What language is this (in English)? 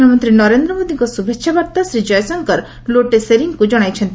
Odia